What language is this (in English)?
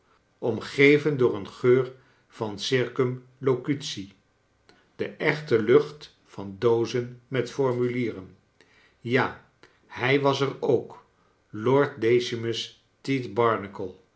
Dutch